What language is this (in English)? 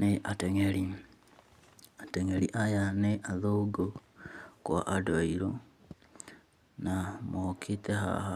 Kikuyu